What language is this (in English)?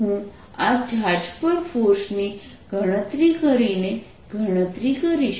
Gujarati